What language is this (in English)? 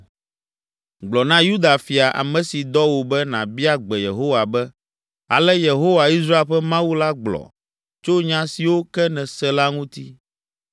Ewe